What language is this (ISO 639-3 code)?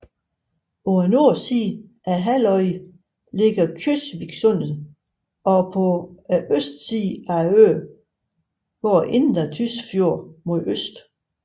dan